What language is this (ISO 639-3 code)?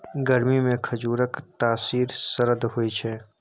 mai